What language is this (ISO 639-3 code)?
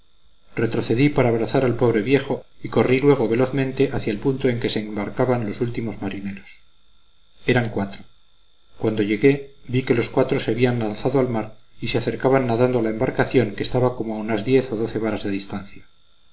spa